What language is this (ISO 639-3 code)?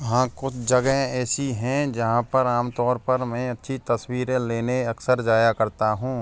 hin